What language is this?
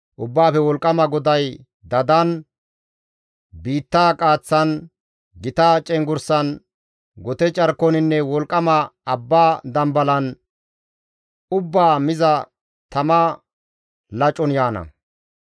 Gamo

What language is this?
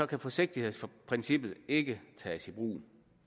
Danish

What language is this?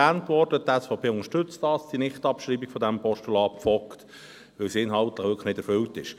Swiss German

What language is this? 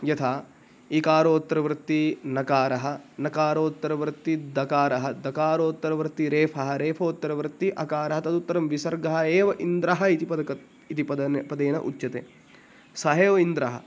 Sanskrit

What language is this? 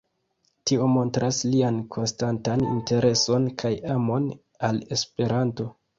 Esperanto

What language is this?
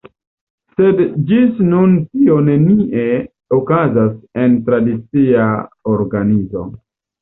Esperanto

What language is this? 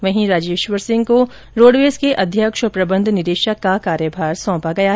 Hindi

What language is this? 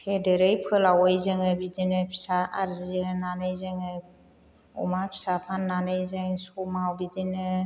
Bodo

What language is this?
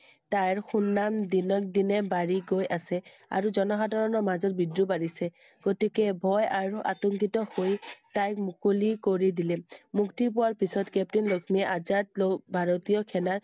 Assamese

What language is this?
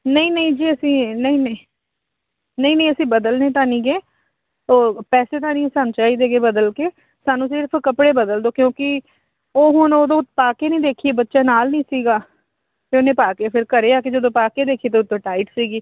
Punjabi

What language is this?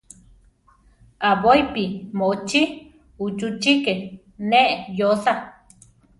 Central Tarahumara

